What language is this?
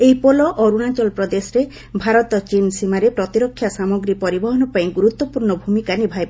Odia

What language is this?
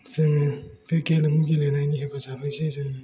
Bodo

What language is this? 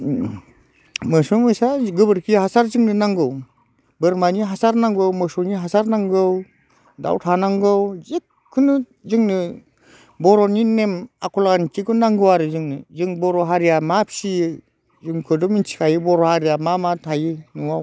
Bodo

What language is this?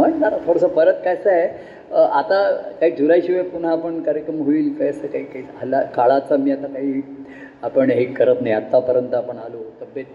Marathi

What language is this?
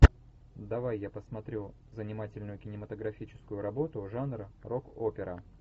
Russian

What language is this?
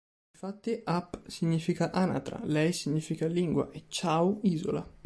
Italian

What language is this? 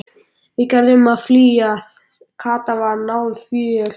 Icelandic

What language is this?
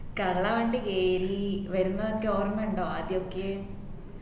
Malayalam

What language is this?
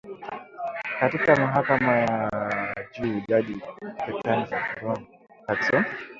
Swahili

